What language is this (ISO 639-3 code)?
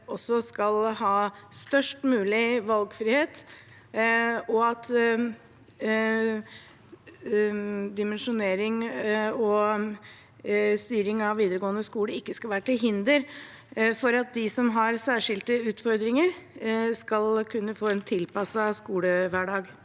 nor